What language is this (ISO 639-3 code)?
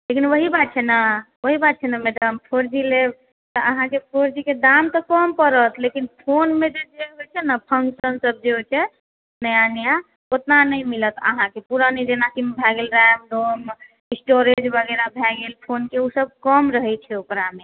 mai